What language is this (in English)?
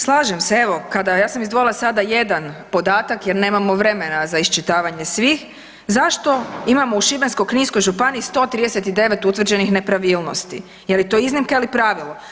Croatian